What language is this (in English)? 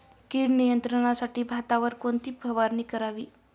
Marathi